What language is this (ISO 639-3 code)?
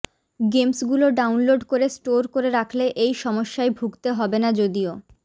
ben